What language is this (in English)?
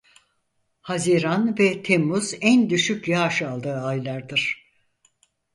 Turkish